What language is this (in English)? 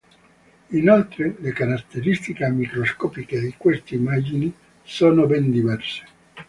Italian